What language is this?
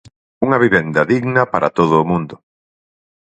Galician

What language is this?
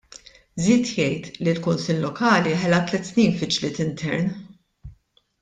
Maltese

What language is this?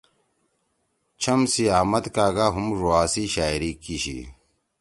Torwali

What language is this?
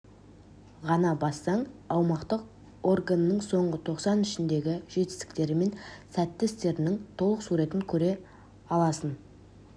Kazakh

